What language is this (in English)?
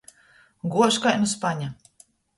Latgalian